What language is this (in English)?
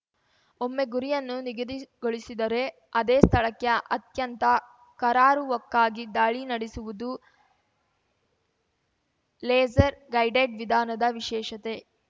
Kannada